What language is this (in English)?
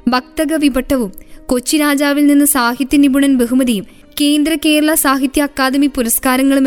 Malayalam